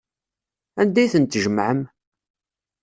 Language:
Kabyle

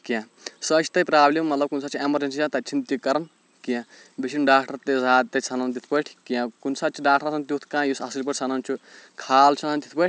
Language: Kashmiri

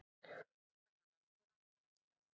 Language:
Icelandic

